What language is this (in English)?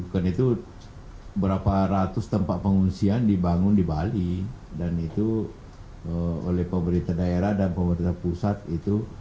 Indonesian